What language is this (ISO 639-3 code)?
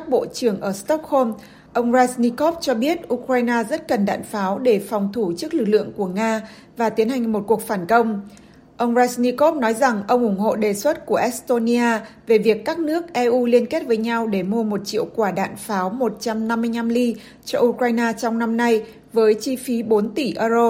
vie